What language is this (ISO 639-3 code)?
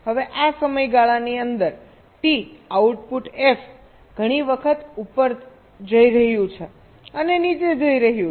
guj